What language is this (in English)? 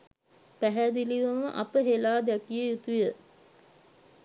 Sinhala